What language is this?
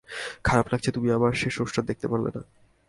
Bangla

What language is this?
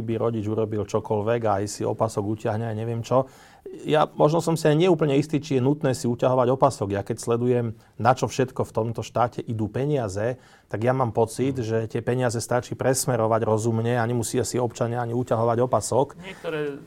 Slovak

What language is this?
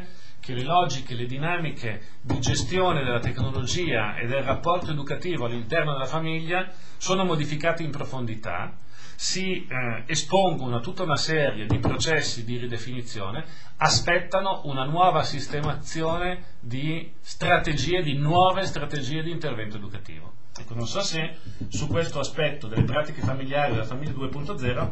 Italian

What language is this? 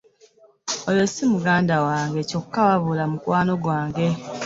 Ganda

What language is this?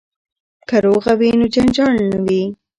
Pashto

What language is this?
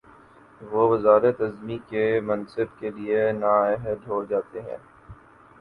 Urdu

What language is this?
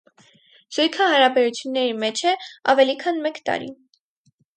Armenian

